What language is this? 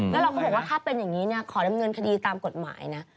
Thai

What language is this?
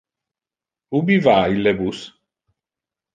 Interlingua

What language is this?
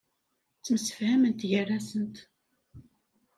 Kabyle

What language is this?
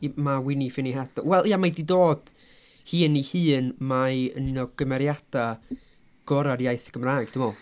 Welsh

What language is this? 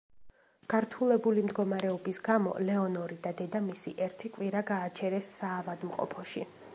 Georgian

